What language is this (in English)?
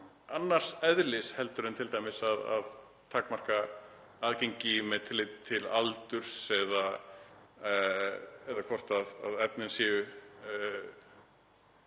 Icelandic